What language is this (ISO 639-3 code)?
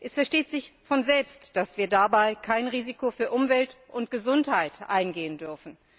deu